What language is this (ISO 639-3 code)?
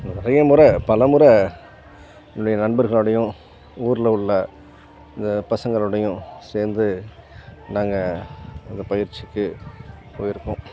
tam